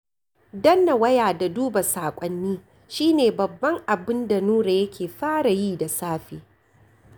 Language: Hausa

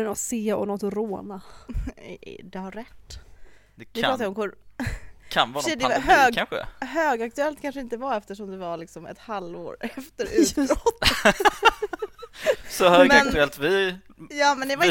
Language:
Swedish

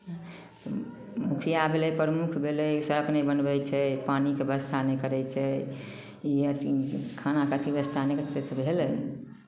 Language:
Maithili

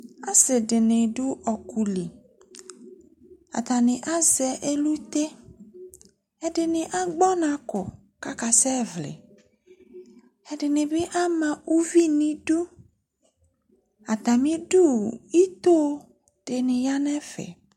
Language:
Ikposo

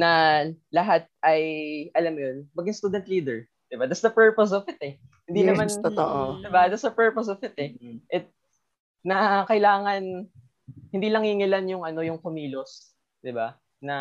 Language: Filipino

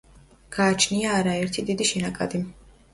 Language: Georgian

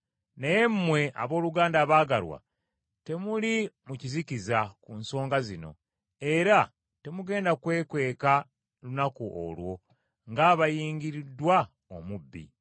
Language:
Ganda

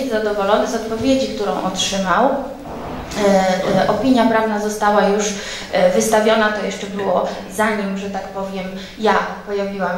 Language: Polish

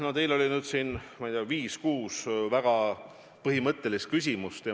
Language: Estonian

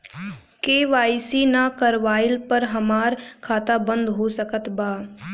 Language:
Bhojpuri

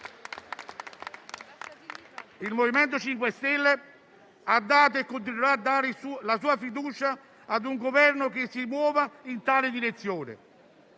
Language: Italian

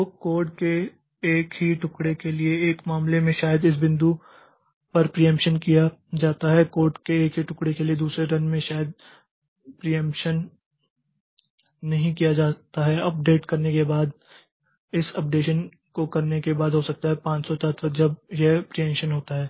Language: Hindi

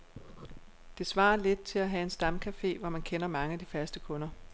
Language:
Danish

